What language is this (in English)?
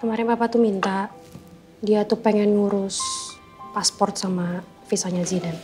Indonesian